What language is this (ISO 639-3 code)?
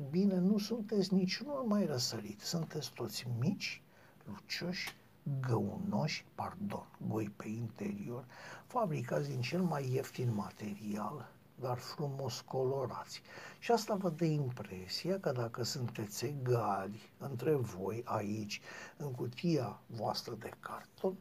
ron